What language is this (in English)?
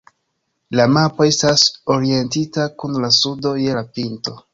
Esperanto